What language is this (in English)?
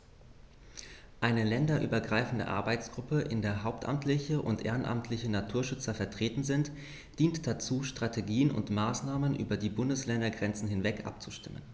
German